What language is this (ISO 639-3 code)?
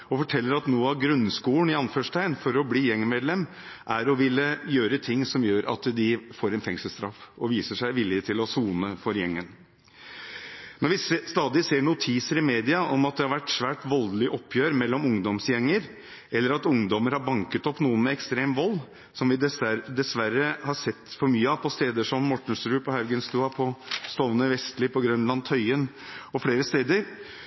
nob